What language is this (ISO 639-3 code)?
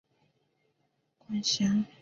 zho